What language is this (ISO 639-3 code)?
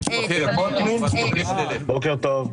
heb